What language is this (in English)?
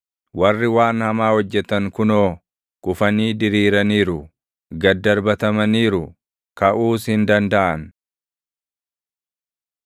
Oromo